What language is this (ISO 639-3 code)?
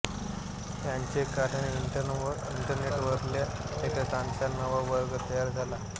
mar